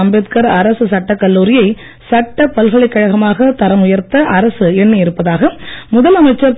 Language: Tamil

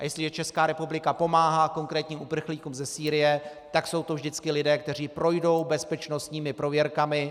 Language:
Czech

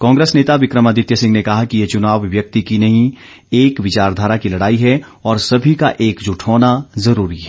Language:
Hindi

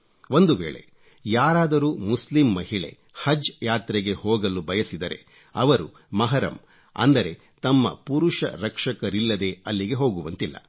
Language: Kannada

